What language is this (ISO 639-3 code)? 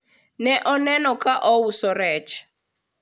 luo